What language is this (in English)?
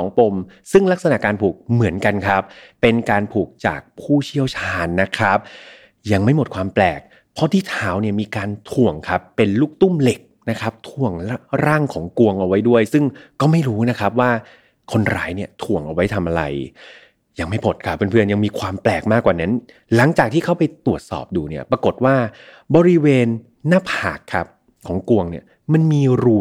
Thai